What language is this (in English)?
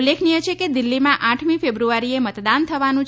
Gujarati